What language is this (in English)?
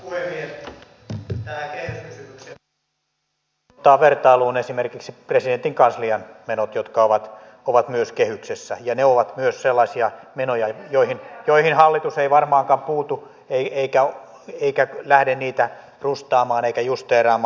Finnish